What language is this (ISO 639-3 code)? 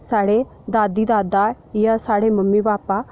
doi